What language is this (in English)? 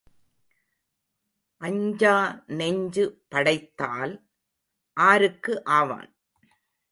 Tamil